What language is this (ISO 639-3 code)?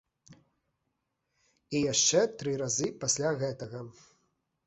bel